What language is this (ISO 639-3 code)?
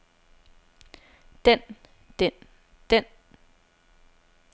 dan